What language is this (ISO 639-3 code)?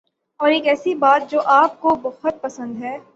urd